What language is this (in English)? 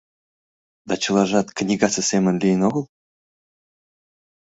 Mari